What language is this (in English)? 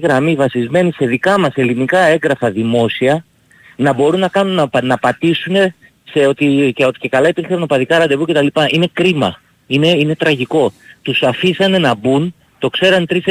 Greek